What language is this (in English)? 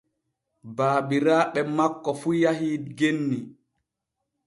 Borgu Fulfulde